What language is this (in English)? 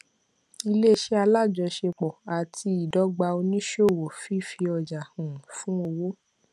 Yoruba